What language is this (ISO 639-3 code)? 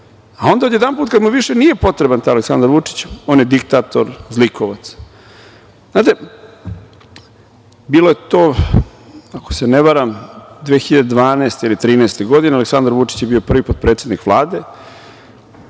srp